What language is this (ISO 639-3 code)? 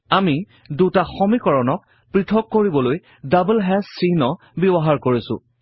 asm